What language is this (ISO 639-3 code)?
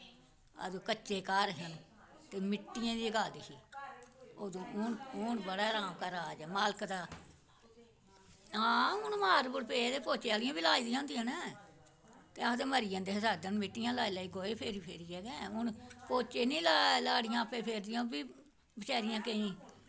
doi